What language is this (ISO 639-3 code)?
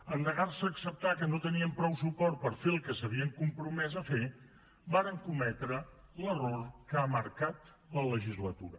cat